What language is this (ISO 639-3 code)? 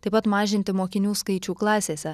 lit